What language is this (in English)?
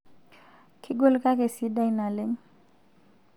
Masai